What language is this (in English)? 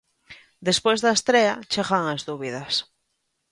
Galician